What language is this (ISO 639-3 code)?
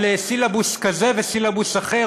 heb